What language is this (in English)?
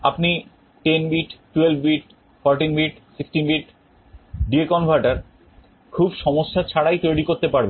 Bangla